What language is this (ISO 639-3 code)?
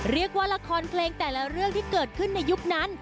tha